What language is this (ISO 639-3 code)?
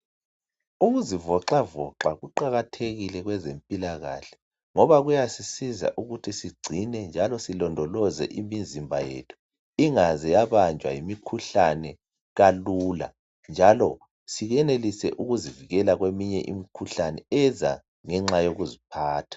nde